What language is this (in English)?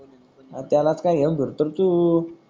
Marathi